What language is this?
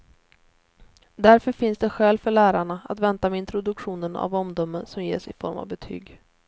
Swedish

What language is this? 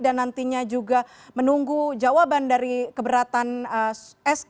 Indonesian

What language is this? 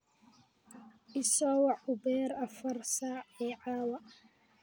Somali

